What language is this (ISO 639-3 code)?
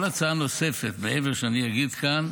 heb